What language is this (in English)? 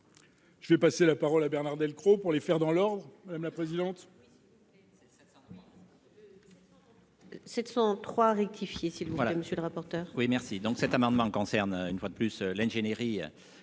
French